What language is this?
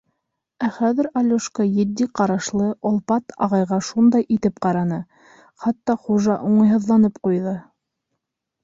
Bashkir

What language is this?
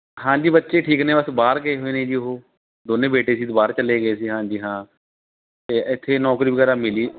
Punjabi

